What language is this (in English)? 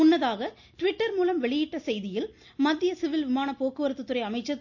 Tamil